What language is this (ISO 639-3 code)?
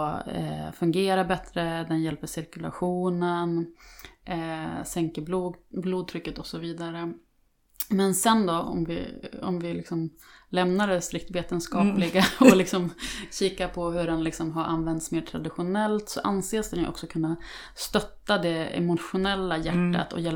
swe